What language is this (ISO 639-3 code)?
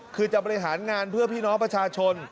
tha